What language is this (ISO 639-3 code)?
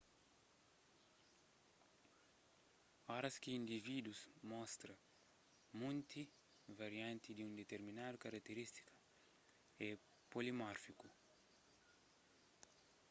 kea